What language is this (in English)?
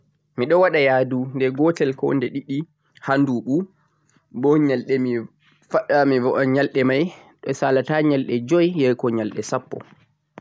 Central-Eastern Niger Fulfulde